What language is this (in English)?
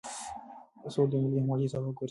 Pashto